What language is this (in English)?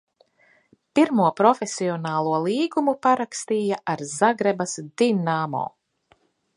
Latvian